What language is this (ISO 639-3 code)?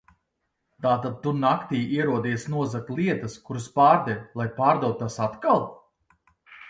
lav